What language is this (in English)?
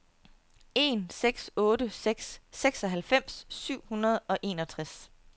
Danish